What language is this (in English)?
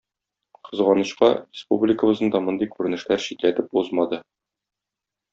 Tatar